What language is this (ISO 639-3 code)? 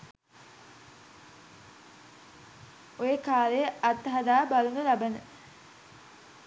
sin